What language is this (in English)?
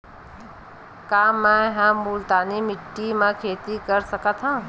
Chhattisgarhi